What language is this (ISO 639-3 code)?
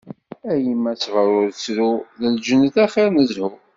kab